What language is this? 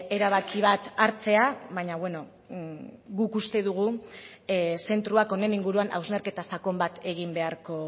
Basque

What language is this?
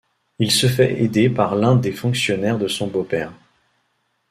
French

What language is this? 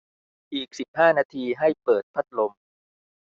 Thai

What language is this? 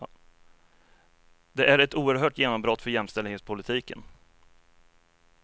Swedish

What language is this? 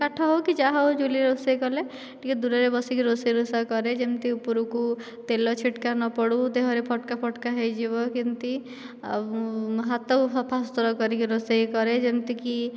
Odia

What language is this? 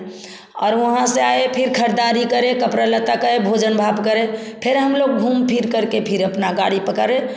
Hindi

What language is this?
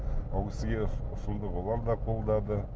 Kazakh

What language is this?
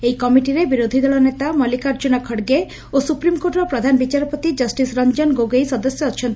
Odia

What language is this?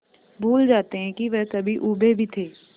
Hindi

